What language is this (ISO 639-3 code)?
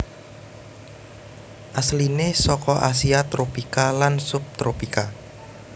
jav